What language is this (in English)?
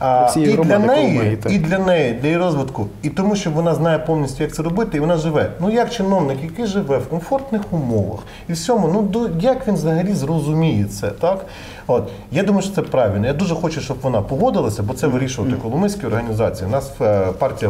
Ukrainian